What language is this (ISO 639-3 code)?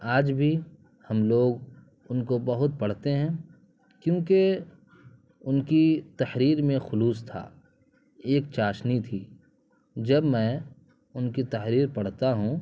urd